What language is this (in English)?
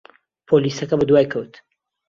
Central Kurdish